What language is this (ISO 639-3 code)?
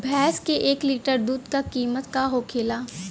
bho